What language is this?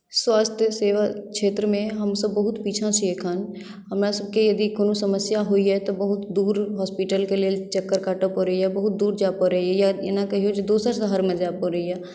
Maithili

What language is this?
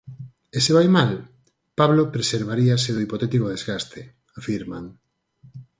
Galician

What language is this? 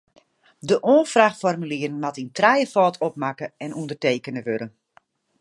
Western Frisian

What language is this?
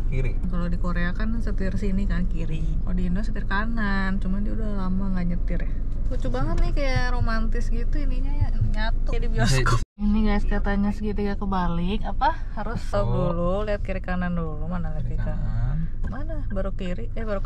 Indonesian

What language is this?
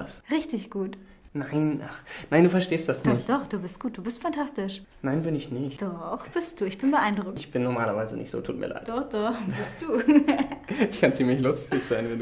German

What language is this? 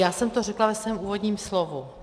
Czech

